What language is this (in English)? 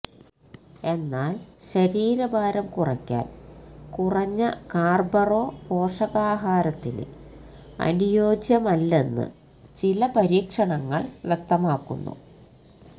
Malayalam